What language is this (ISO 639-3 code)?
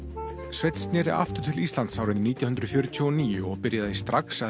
isl